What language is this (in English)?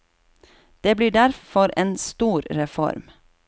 Norwegian